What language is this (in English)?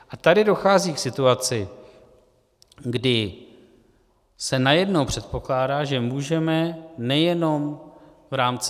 Czech